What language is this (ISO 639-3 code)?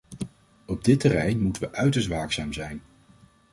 nld